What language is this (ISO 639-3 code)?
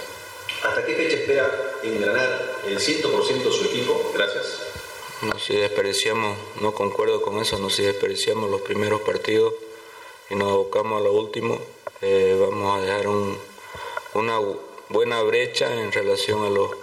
spa